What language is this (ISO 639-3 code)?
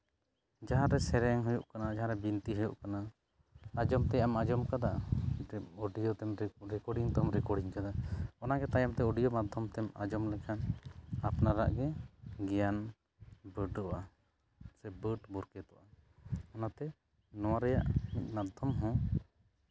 sat